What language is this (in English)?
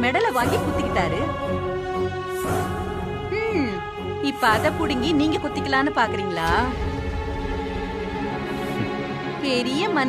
Tamil